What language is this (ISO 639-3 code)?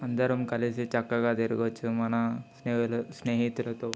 tel